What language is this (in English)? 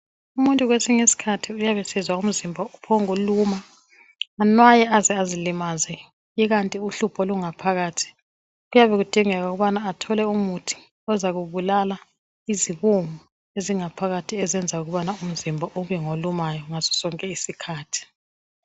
North Ndebele